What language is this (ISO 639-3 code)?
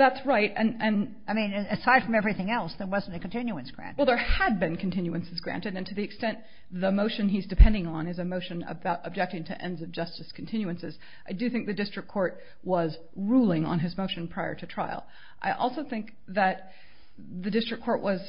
eng